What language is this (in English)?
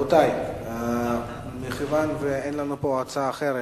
Hebrew